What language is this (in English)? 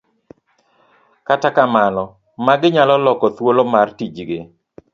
Luo (Kenya and Tanzania)